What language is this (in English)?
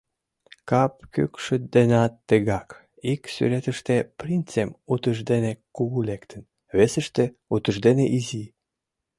Mari